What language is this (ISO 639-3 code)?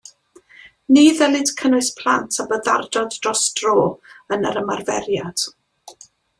cym